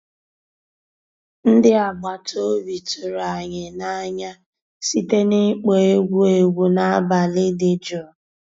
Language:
Igbo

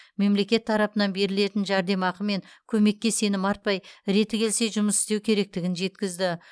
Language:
Kazakh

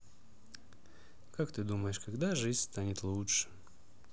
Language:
Russian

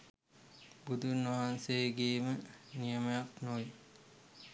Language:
Sinhala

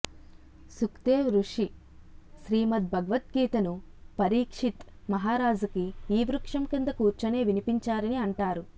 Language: Telugu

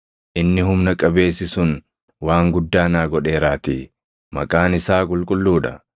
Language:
Oromo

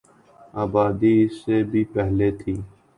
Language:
Urdu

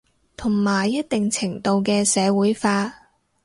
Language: Cantonese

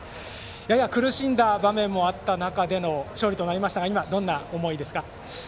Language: Japanese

